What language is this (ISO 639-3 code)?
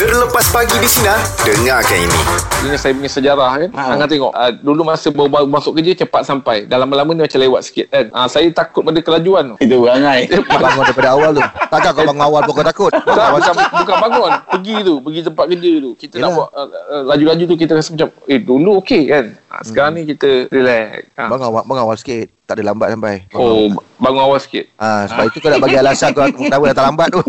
msa